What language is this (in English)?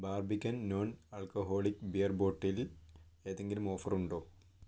Malayalam